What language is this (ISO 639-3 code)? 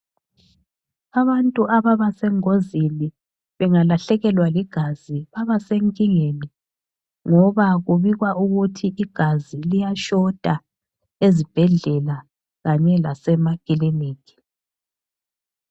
nde